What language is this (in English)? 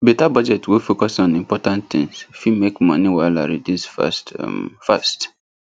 Nigerian Pidgin